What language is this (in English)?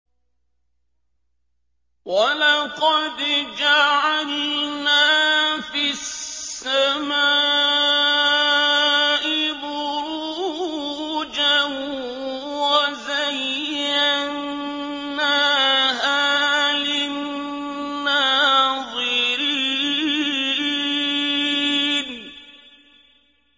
Arabic